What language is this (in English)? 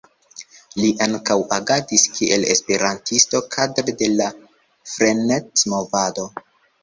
Esperanto